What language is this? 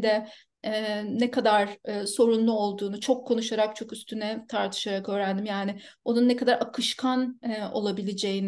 Turkish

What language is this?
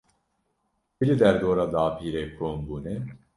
Kurdish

